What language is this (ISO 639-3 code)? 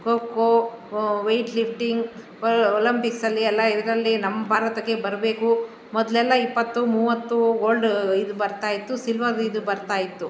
kan